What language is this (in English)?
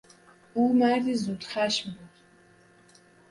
Persian